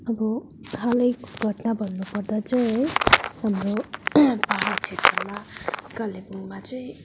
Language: Nepali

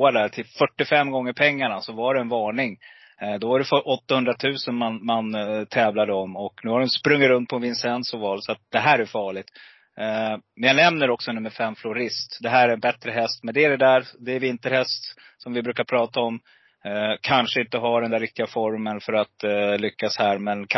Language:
Swedish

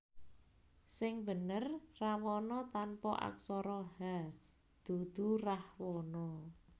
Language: Javanese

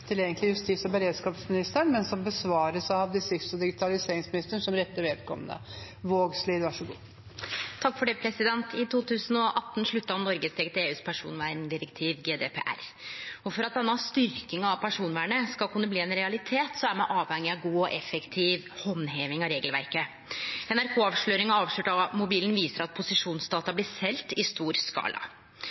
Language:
Norwegian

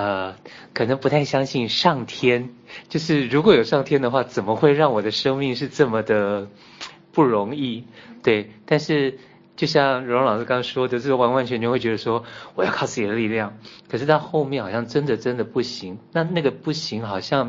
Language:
Chinese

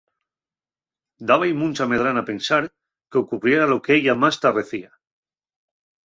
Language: Asturian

